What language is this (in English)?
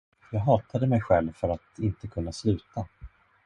Swedish